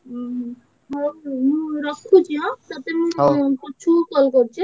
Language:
Odia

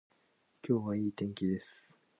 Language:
Japanese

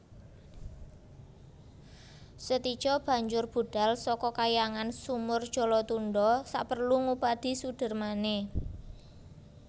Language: Javanese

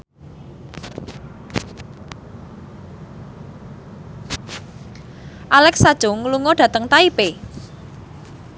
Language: Javanese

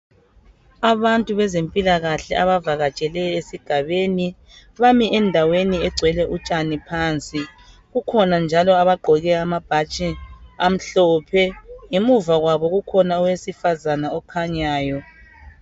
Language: North Ndebele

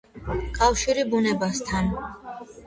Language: Georgian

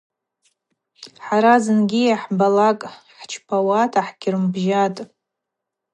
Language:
Abaza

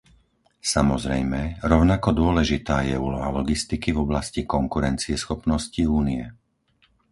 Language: Slovak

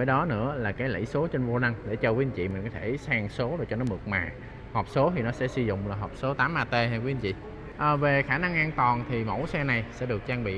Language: Vietnamese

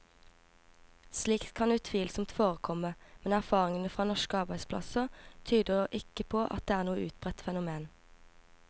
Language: Norwegian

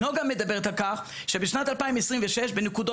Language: Hebrew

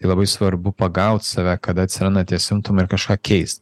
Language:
Lithuanian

